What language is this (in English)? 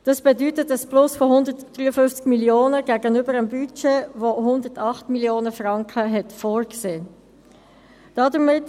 Swiss German